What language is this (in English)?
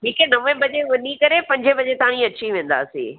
Sindhi